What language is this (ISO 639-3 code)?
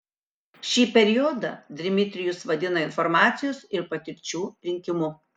lit